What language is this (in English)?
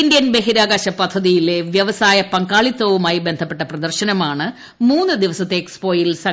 Malayalam